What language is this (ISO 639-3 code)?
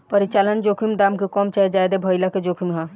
bho